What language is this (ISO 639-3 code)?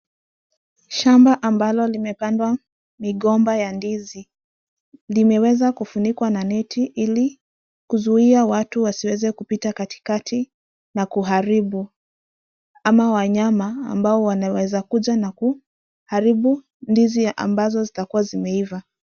swa